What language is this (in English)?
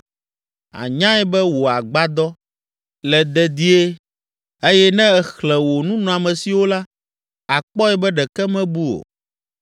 Ewe